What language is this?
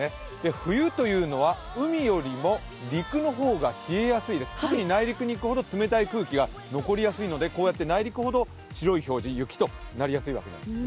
Japanese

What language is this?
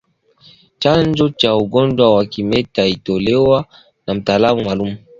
Swahili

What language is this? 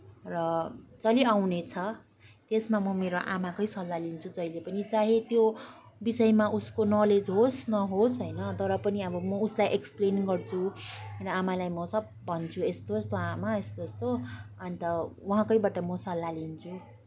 Nepali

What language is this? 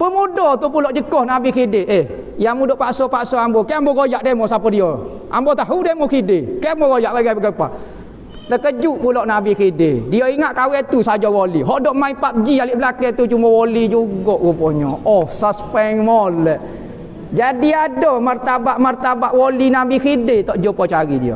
Malay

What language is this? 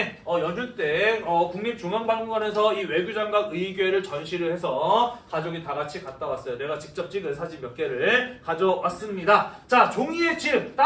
Korean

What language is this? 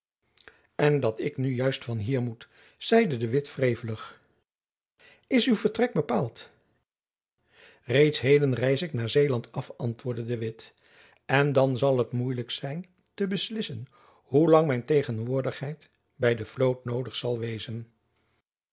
Dutch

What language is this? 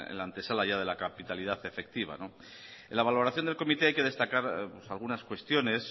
Spanish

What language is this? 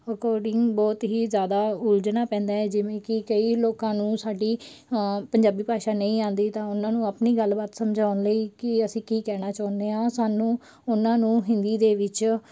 Punjabi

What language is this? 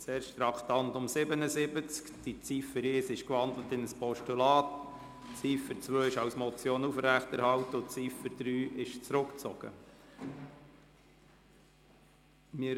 Swiss German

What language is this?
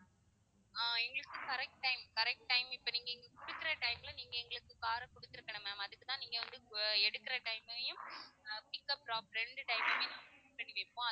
Tamil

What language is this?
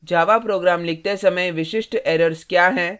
Hindi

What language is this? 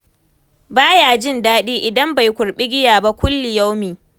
Hausa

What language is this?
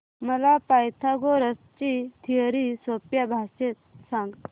Marathi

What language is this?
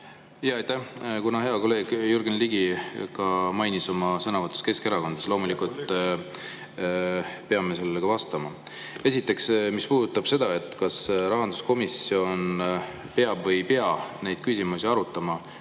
Estonian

